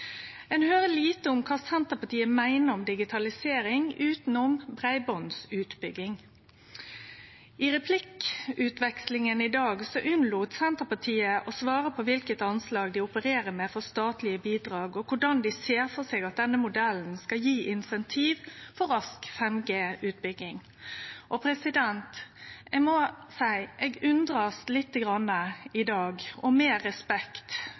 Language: Norwegian Nynorsk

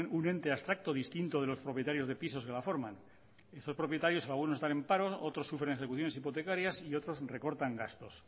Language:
Spanish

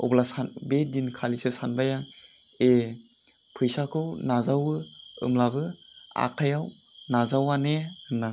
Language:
Bodo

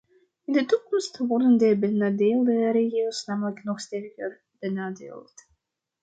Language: Dutch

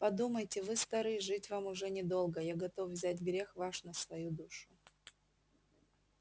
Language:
Russian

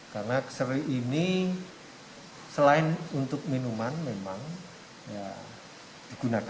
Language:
Indonesian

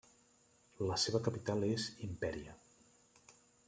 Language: Catalan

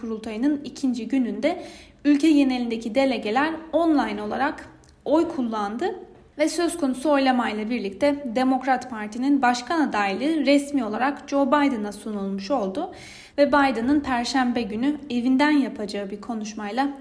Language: Turkish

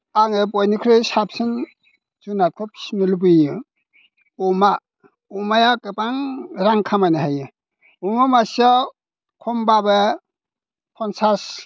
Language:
Bodo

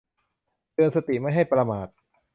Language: Thai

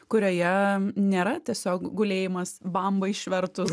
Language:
Lithuanian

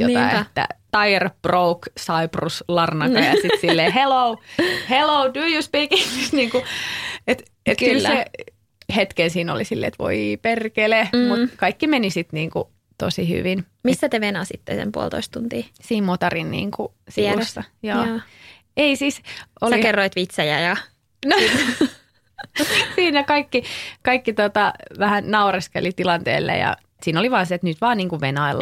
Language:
Finnish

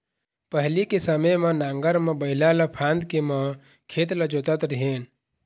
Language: Chhattisgarhi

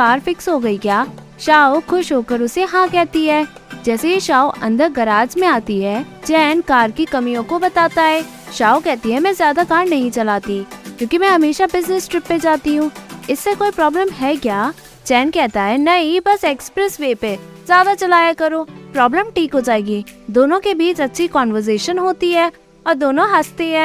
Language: Hindi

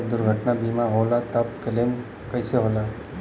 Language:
Bhojpuri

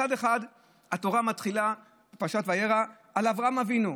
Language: Hebrew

